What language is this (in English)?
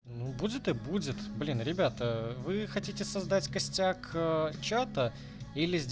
Russian